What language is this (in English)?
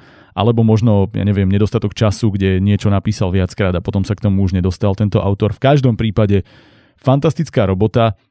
Slovak